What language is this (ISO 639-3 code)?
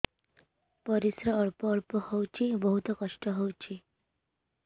ori